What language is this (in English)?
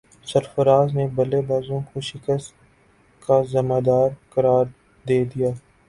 Urdu